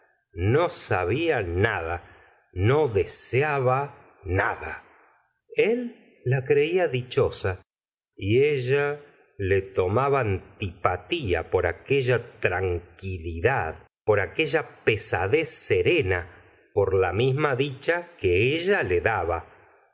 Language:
Spanish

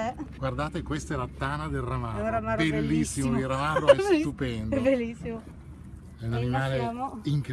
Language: Italian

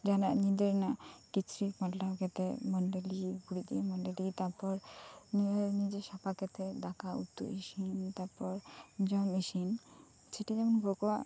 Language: Santali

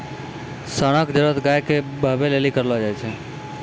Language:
Maithili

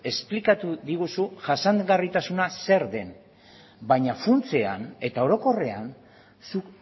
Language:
Basque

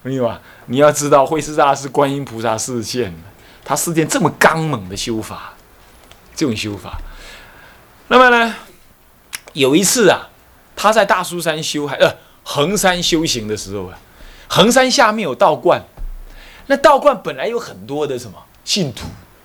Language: Chinese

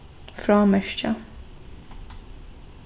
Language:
Faroese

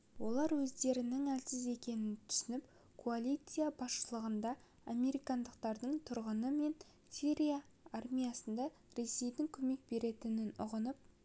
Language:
Kazakh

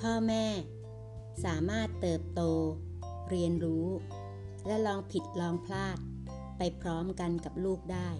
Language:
Thai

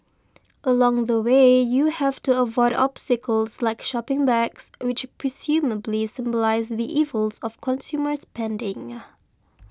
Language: English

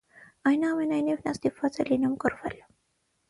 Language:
Armenian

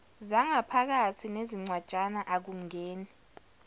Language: Zulu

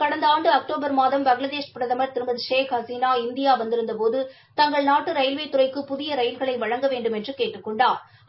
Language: Tamil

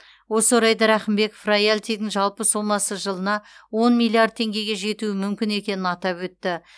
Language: Kazakh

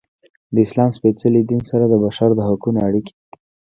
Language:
Pashto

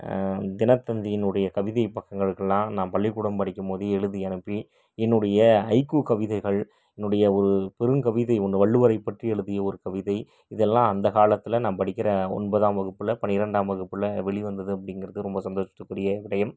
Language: Tamil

